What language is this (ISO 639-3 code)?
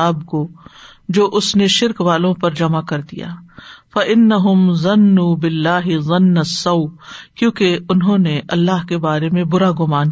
urd